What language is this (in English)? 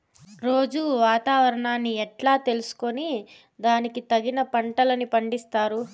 Telugu